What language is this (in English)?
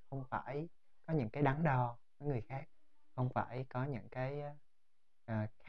Vietnamese